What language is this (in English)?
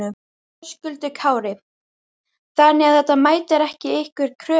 Icelandic